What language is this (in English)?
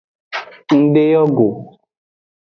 Aja (Benin)